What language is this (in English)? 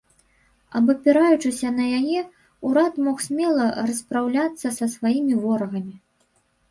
Belarusian